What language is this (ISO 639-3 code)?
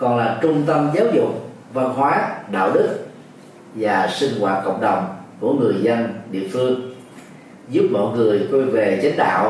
vie